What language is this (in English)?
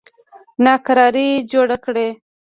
Pashto